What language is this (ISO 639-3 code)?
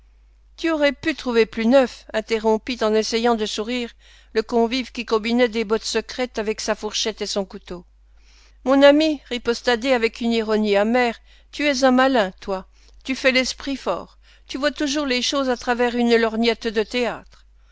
fra